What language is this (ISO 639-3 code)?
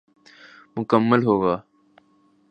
urd